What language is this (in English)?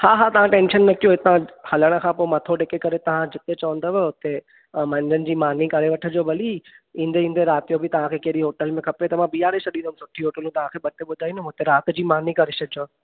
Sindhi